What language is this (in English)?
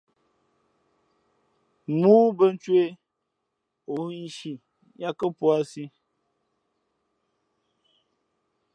Fe'fe'